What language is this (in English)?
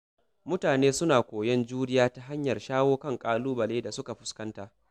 Hausa